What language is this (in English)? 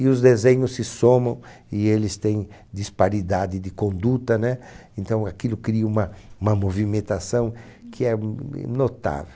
Portuguese